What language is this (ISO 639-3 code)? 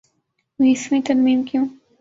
urd